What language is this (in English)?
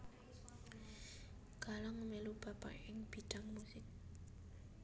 Javanese